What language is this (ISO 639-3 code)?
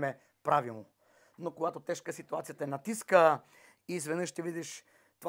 bul